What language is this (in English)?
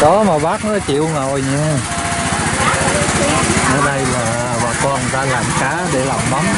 Vietnamese